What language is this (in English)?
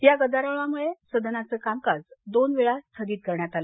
Marathi